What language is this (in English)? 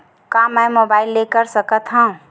Chhattisgarhi